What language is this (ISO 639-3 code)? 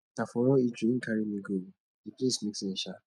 pcm